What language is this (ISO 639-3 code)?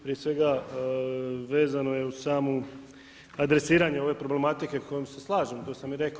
hrv